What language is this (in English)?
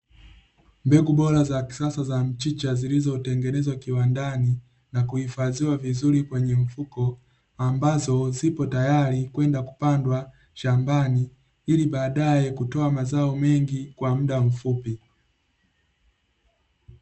Swahili